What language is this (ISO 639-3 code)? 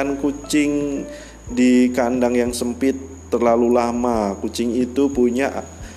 ind